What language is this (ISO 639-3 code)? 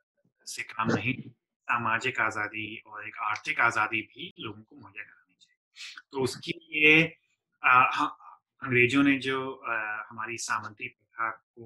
hin